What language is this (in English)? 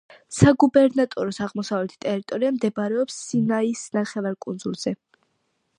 Georgian